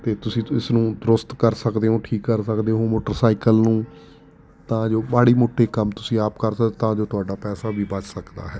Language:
Punjabi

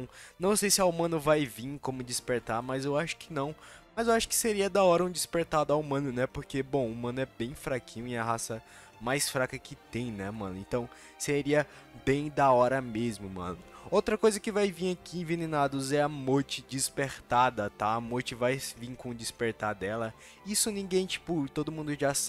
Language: Portuguese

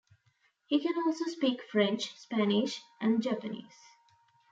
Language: English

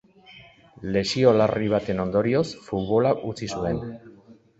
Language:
Basque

